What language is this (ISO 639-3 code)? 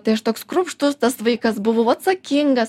lit